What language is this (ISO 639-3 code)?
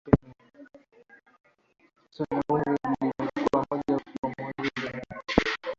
swa